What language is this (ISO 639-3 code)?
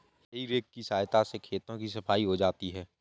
hin